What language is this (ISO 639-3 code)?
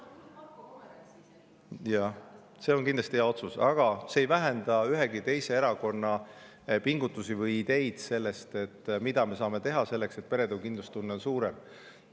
est